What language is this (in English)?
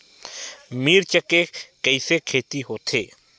Chhattisgarhi